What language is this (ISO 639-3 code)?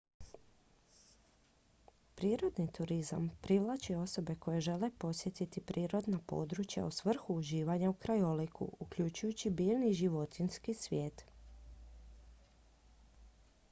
hrv